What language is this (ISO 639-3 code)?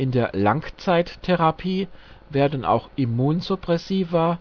deu